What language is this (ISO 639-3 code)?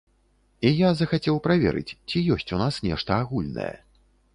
bel